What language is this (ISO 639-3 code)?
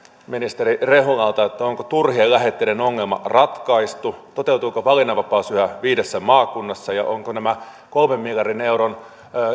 fin